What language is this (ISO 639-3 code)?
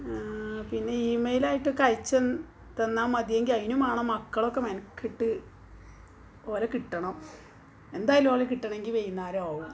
mal